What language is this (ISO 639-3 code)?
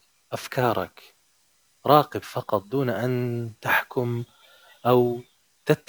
ara